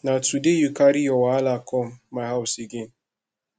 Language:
Nigerian Pidgin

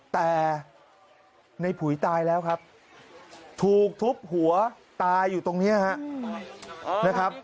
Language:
Thai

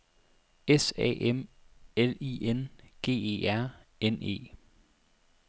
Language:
Danish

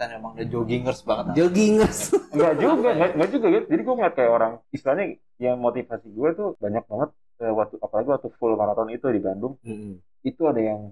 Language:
Indonesian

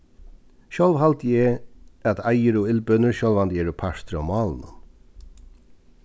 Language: Faroese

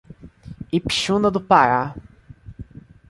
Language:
Portuguese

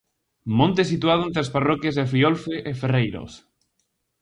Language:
Galician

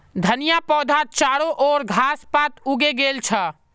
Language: Magahi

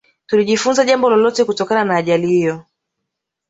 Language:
Swahili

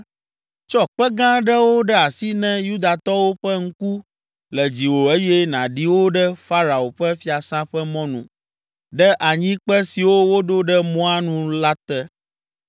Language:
Ewe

